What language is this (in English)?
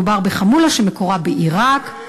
Hebrew